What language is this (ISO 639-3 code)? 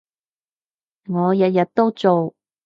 yue